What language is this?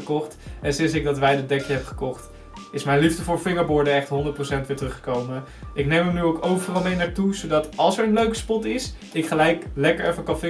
Dutch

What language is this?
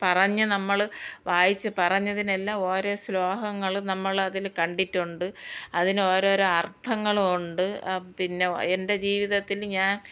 Malayalam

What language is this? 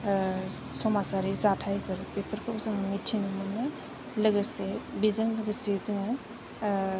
Bodo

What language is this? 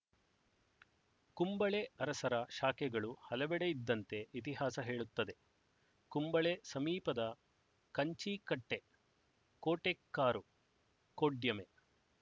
Kannada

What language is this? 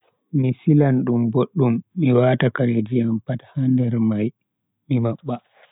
Bagirmi Fulfulde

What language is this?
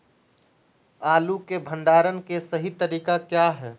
Magahi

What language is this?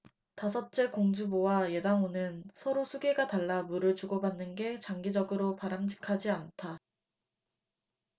Korean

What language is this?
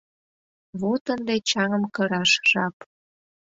Mari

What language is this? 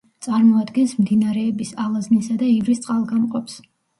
Georgian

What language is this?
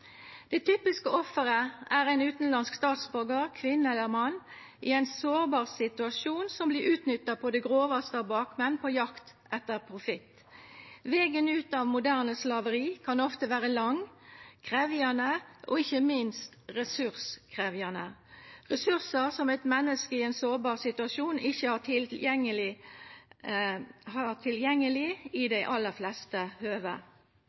Norwegian Nynorsk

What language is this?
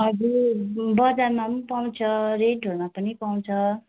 Nepali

